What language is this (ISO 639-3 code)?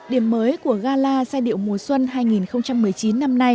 vie